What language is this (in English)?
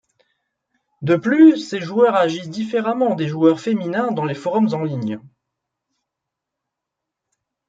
French